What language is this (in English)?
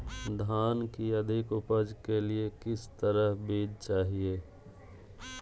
Magahi